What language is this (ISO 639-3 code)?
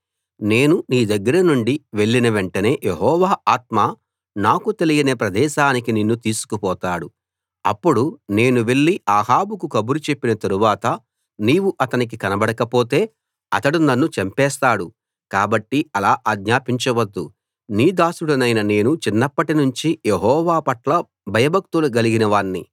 tel